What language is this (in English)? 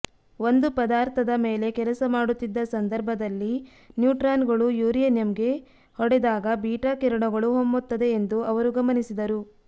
Kannada